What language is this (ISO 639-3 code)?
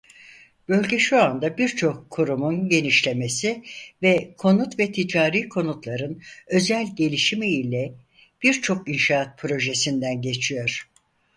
tur